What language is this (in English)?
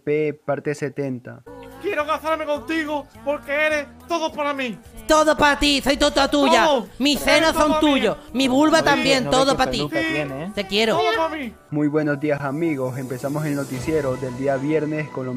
Spanish